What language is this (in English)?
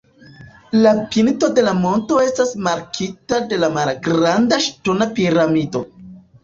Esperanto